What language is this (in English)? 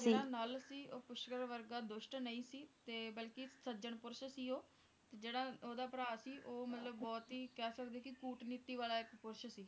Punjabi